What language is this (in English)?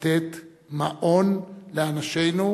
Hebrew